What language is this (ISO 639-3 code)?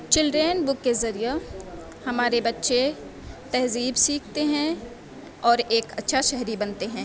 urd